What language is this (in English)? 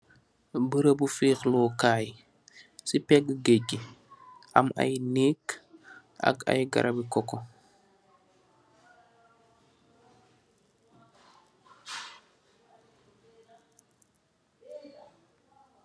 Wolof